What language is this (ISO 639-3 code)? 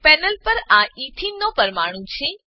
guj